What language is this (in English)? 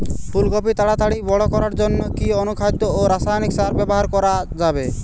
Bangla